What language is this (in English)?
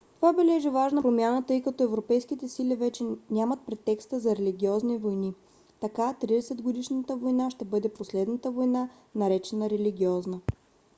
Bulgarian